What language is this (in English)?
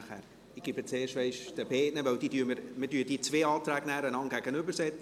Swiss German